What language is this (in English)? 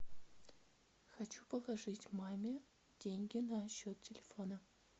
Russian